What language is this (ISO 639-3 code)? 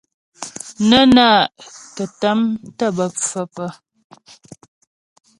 bbj